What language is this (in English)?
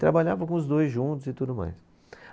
Portuguese